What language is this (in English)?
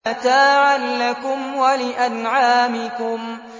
Arabic